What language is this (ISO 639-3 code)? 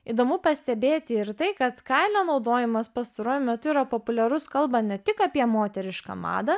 lit